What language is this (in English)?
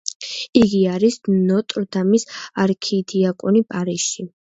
Georgian